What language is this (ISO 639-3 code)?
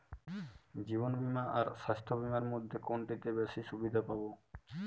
ben